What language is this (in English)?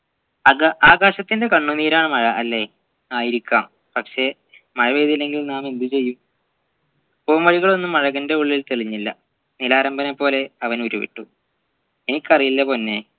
Malayalam